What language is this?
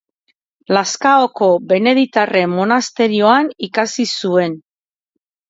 Basque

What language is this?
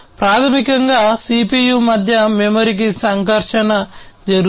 Telugu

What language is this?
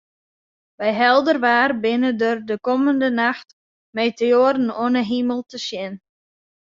Western Frisian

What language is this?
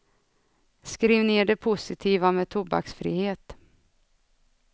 Swedish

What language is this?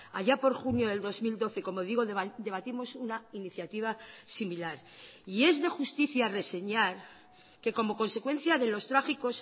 Spanish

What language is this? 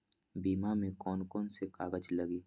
Magahi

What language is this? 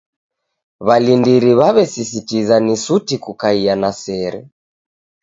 Taita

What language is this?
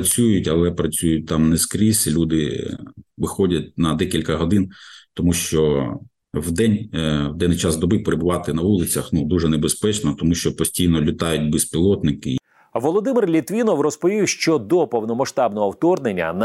Ukrainian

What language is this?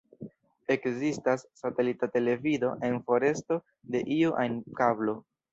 Esperanto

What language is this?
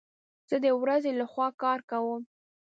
Pashto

